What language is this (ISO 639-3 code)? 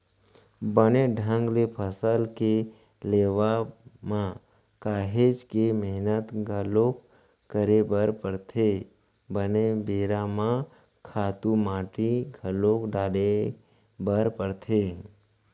hne